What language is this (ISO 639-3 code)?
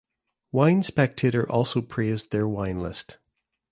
eng